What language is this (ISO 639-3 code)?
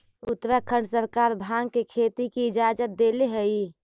mag